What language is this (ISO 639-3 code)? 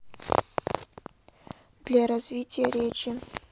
rus